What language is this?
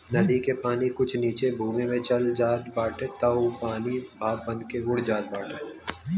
Bhojpuri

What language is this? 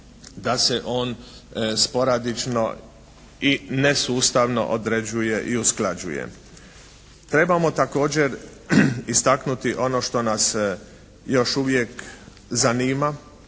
Croatian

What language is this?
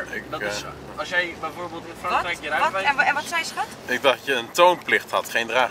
Dutch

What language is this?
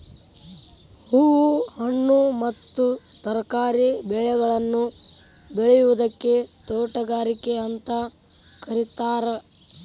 Kannada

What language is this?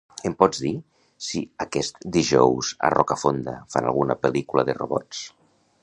Catalan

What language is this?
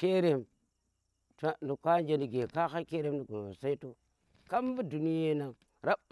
Tera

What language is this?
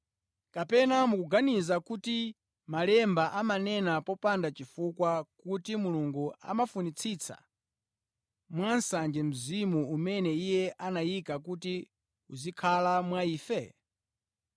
Nyanja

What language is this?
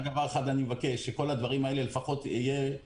Hebrew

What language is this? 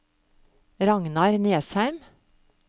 Norwegian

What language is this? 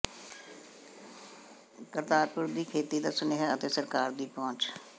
Punjabi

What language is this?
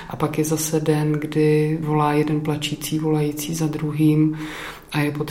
Czech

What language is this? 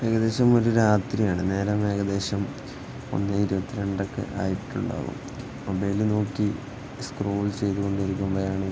Malayalam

